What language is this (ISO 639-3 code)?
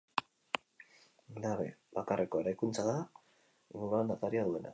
eus